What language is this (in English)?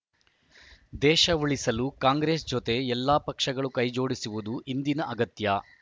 Kannada